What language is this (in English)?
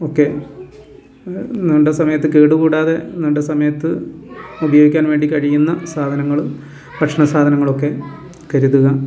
Malayalam